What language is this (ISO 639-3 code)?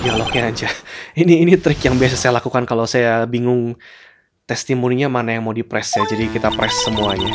ind